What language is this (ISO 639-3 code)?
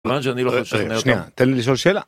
heb